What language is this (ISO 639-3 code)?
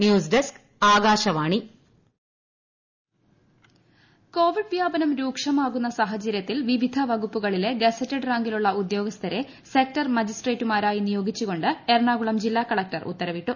mal